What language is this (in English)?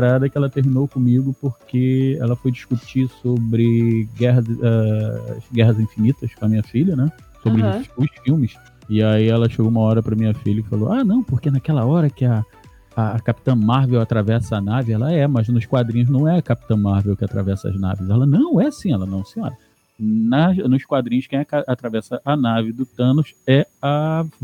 Portuguese